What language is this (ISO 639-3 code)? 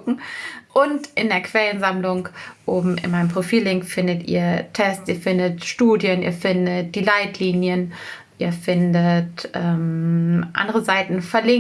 deu